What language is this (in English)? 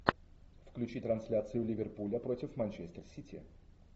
Russian